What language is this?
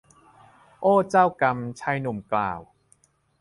Thai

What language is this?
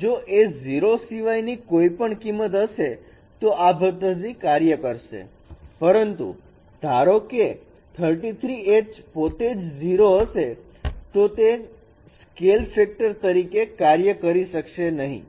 Gujarati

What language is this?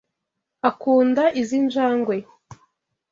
Kinyarwanda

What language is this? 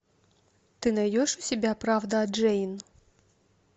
Russian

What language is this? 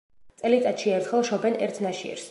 Georgian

